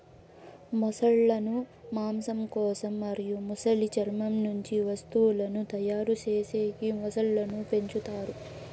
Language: Telugu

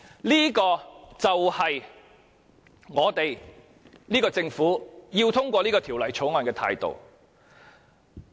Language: Cantonese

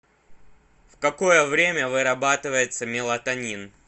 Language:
Russian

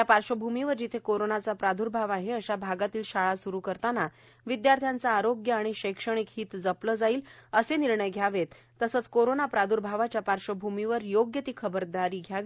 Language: Marathi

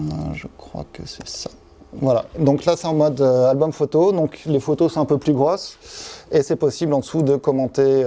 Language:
French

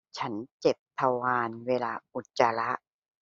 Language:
Thai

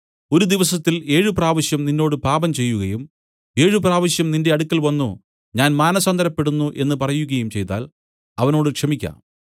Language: Malayalam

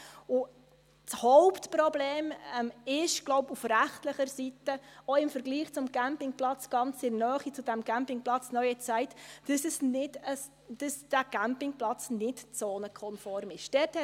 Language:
Swiss German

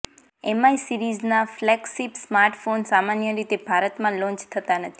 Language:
Gujarati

